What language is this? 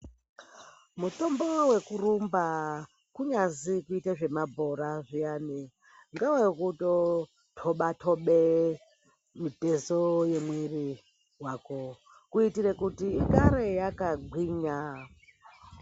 Ndau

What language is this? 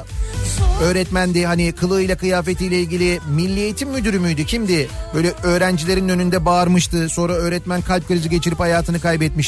Turkish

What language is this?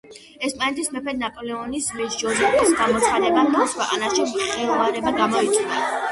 Georgian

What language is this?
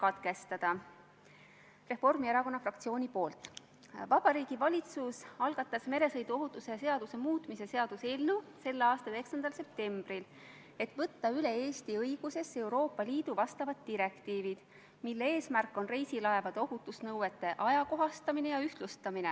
Estonian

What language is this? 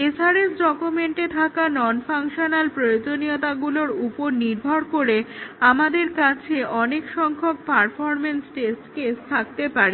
Bangla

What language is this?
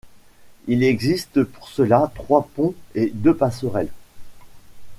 French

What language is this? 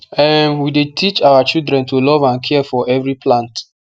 Nigerian Pidgin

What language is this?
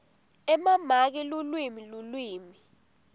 Swati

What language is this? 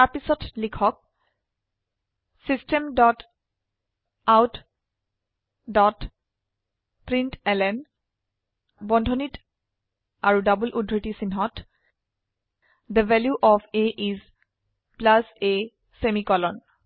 Assamese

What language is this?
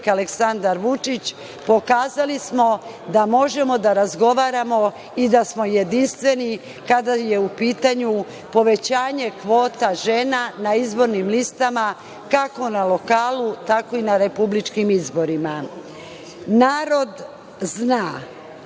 Serbian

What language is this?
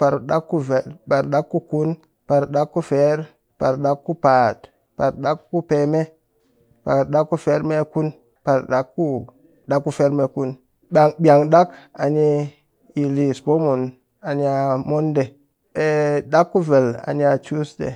Cakfem-Mushere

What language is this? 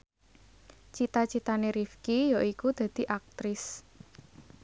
Javanese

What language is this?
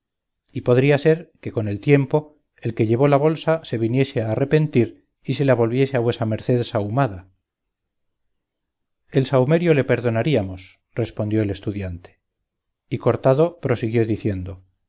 Spanish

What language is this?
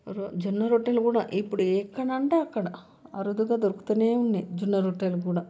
Telugu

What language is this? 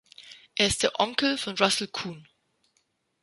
German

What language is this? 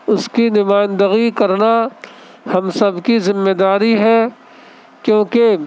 Urdu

